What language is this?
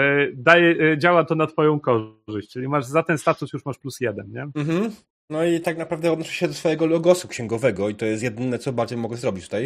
Polish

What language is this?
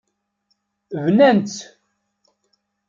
Kabyle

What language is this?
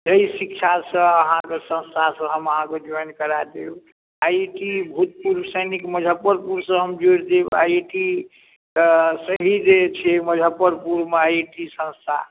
Maithili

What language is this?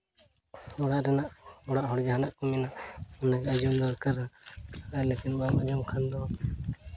Santali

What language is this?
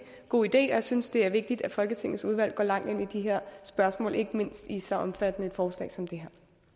Danish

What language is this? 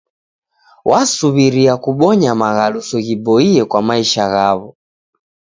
Taita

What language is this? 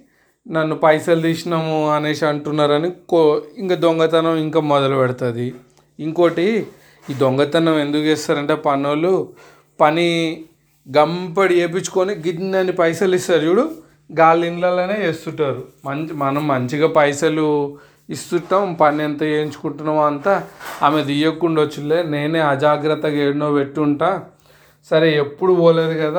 Telugu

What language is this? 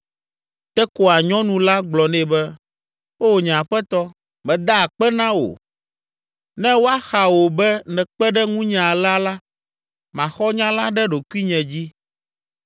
Ewe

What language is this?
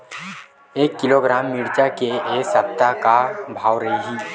Chhattisgarhi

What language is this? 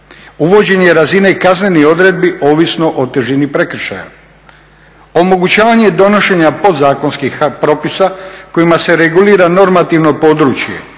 Croatian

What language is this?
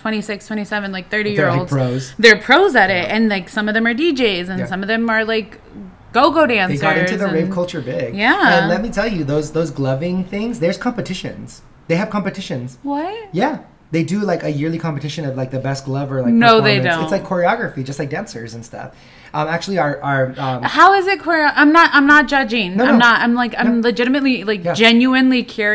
English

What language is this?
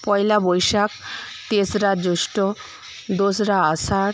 Bangla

